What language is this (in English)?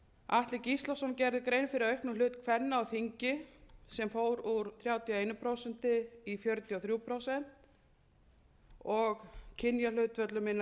Icelandic